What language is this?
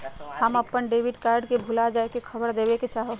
Magahi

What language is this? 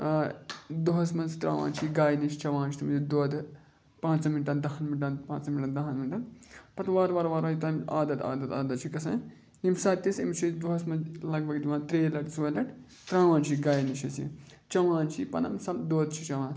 Kashmiri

